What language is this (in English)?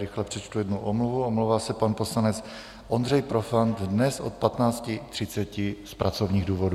Czech